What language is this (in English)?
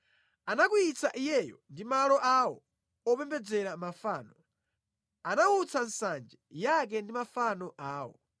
Nyanja